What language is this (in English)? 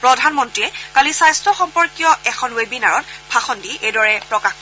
Assamese